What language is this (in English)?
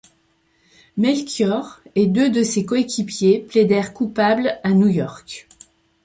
French